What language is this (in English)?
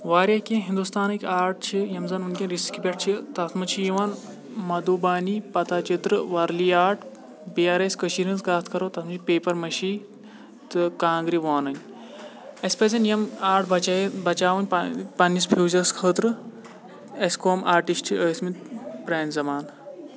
Kashmiri